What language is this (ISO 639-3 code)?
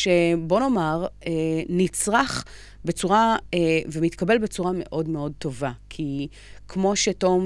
heb